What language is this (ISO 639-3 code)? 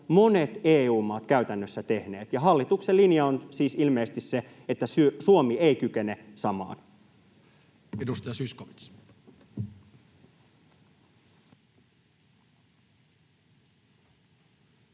fin